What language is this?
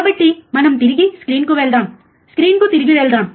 Telugu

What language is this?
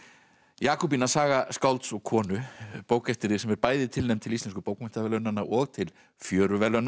Icelandic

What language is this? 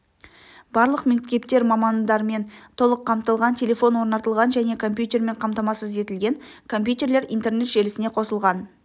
Kazakh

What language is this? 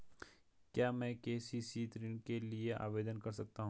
Hindi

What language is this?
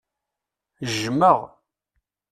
Kabyle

